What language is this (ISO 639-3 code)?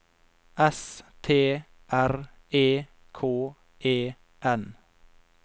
nor